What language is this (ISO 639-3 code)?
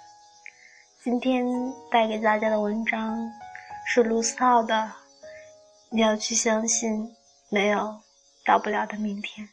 zho